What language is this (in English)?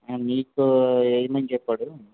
Telugu